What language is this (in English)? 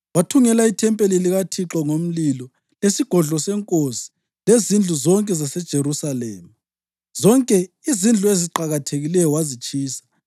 North Ndebele